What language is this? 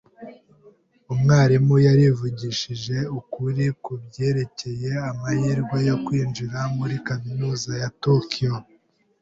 Kinyarwanda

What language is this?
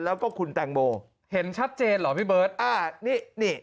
Thai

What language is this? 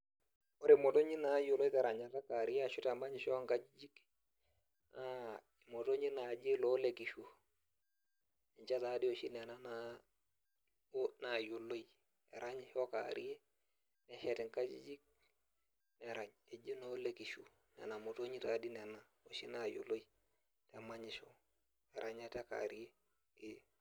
Masai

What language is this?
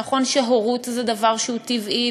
Hebrew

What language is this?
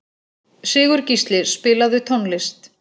Icelandic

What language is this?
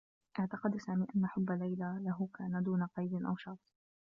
Arabic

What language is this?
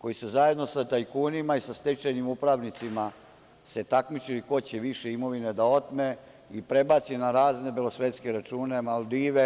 Serbian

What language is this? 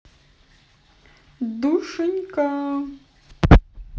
Russian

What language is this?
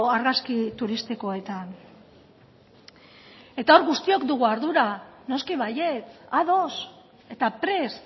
Basque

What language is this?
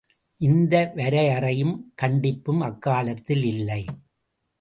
Tamil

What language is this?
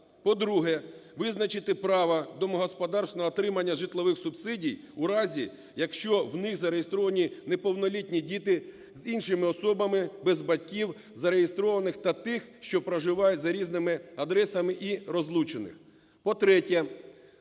Ukrainian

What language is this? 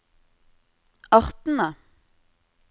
Norwegian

